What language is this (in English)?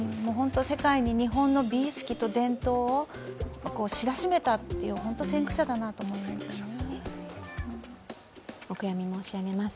Japanese